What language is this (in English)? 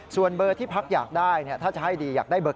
Thai